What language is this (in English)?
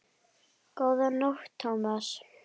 Icelandic